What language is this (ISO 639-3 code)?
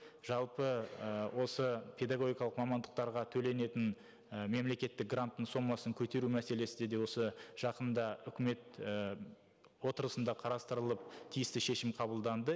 kaz